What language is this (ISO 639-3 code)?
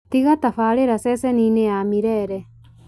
kik